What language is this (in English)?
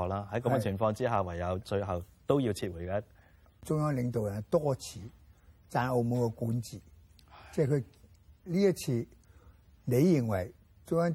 Chinese